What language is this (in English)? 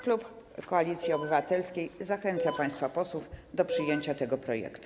Polish